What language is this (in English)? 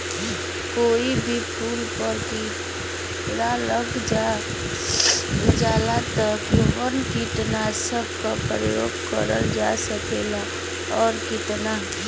Bhojpuri